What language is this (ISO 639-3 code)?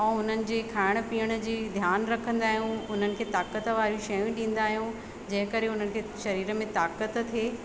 snd